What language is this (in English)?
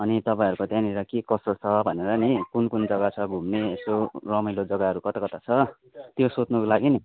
Nepali